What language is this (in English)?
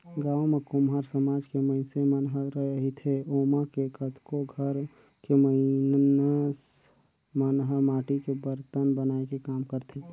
Chhattisgarhi